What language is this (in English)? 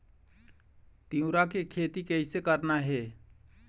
Chhattisgarhi